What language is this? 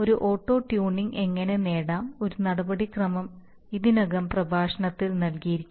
Malayalam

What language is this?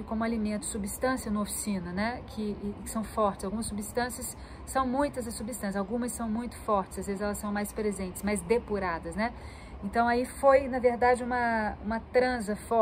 Portuguese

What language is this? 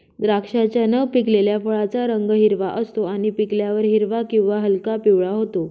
Marathi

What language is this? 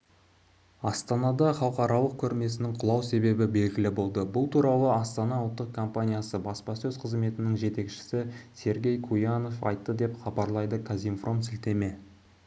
Kazakh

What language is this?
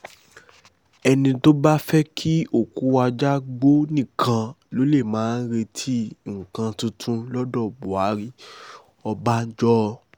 Yoruba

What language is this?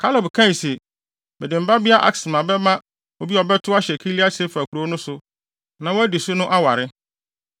Akan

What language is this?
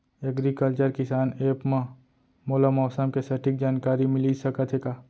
Chhattisgarhi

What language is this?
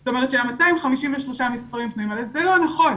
Hebrew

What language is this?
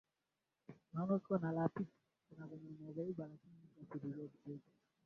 Swahili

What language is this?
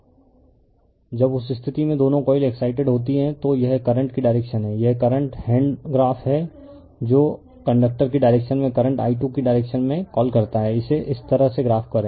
Hindi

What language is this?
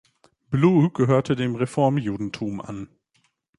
German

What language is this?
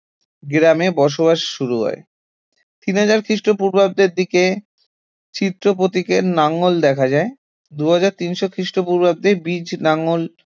Bangla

